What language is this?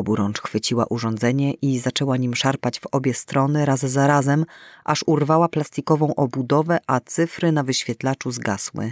Polish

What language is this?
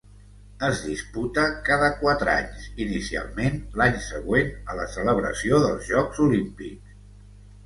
Catalan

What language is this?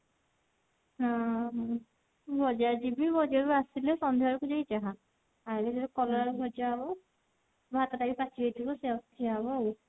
Odia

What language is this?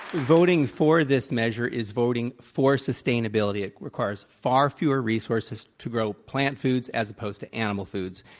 English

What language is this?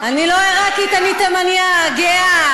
Hebrew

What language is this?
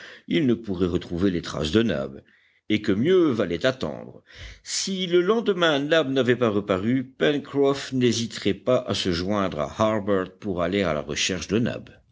French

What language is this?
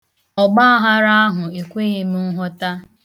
Igbo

